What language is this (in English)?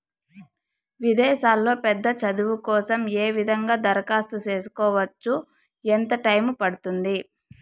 Telugu